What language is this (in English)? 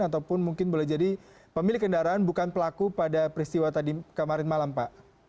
Indonesian